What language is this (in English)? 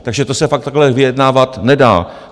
Czech